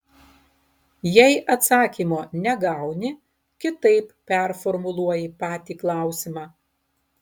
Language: Lithuanian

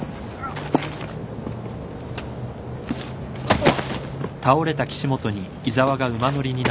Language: Japanese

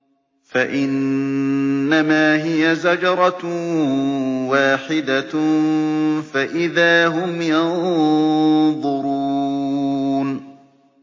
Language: Arabic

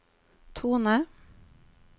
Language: Norwegian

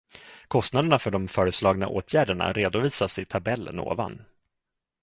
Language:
Swedish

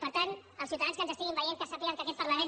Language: Catalan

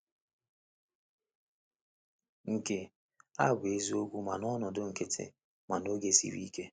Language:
Igbo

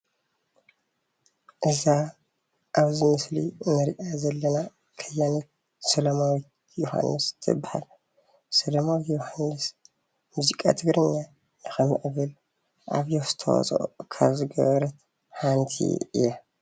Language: Tigrinya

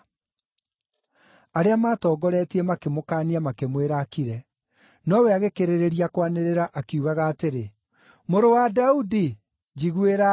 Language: Kikuyu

